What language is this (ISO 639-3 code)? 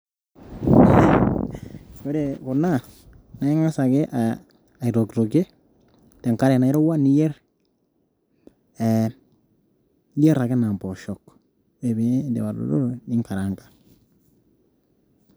mas